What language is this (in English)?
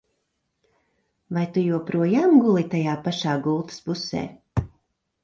Latvian